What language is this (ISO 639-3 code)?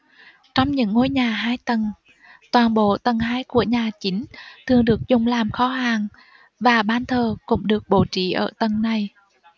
vie